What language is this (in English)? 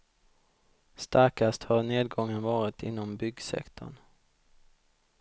Swedish